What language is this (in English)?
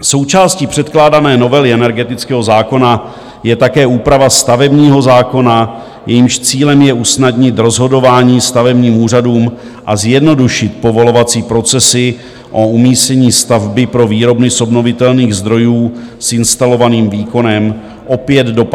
Czech